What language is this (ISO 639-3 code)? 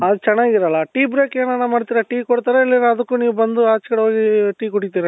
kan